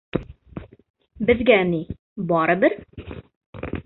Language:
Bashkir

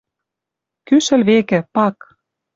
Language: Western Mari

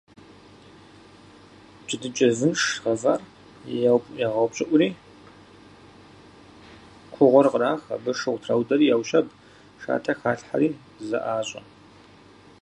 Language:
Kabardian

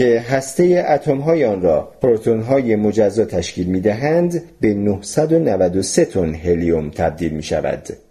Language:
Persian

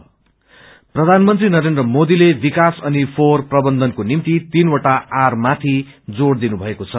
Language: Nepali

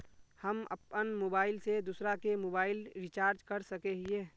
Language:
Magahi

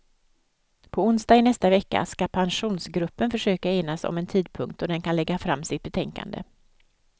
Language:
Swedish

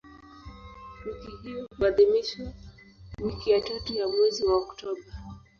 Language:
Swahili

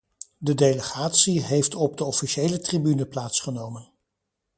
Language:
Dutch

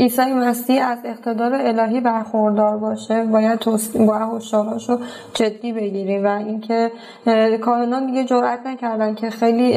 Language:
Persian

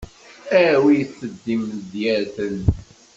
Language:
Kabyle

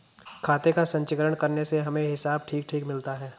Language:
Hindi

